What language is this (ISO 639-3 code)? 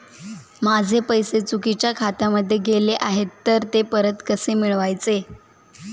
mar